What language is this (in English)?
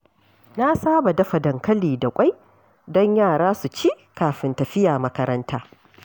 Hausa